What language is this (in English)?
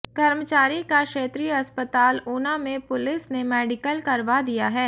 Hindi